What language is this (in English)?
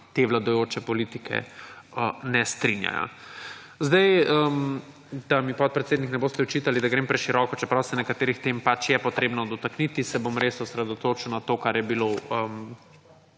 Slovenian